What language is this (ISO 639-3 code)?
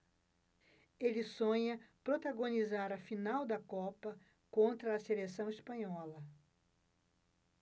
por